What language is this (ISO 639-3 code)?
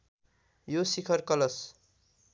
nep